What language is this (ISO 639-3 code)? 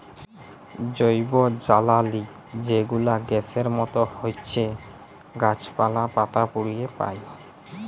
ben